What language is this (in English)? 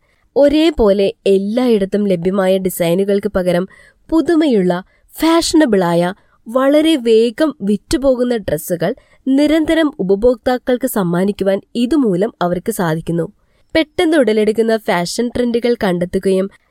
Malayalam